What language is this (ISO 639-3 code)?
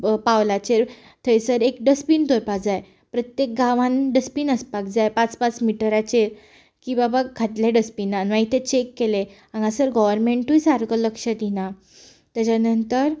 kok